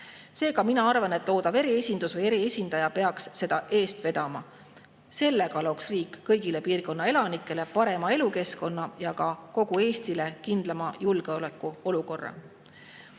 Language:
Estonian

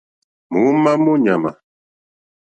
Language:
Mokpwe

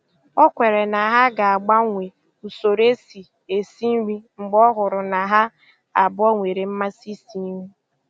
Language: Igbo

